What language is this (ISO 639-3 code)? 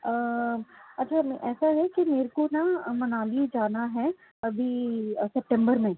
urd